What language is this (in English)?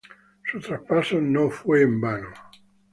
Spanish